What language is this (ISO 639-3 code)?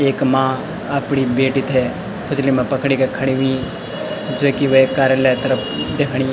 gbm